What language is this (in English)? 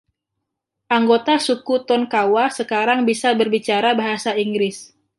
Indonesian